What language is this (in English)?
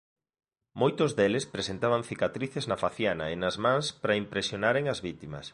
Galician